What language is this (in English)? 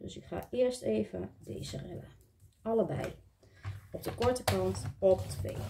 Dutch